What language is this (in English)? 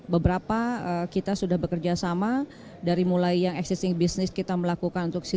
Indonesian